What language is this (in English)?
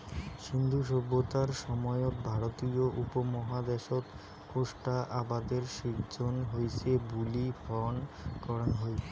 Bangla